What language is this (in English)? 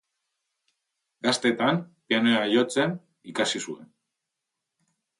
Basque